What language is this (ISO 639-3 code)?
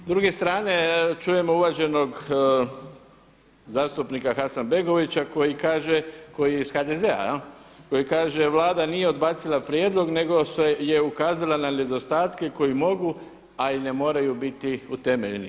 hrv